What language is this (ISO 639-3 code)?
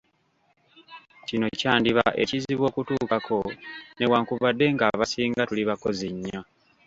lug